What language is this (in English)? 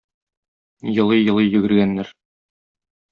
Tatar